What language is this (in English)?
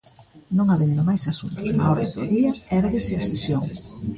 Galician